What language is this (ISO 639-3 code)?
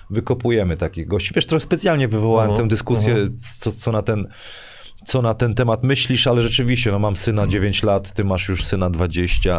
pol